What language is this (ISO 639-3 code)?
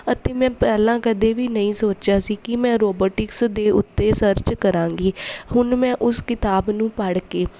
pan